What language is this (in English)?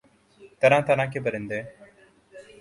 Urdu